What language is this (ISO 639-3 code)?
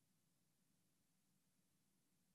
heb